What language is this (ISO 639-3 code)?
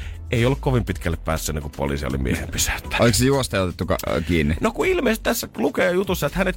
fin